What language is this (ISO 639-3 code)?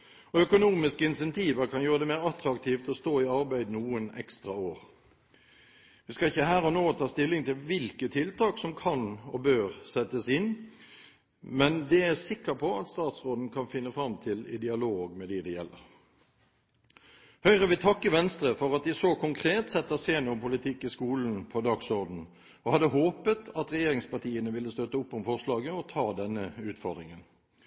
nob